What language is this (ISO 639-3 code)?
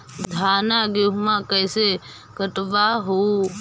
mag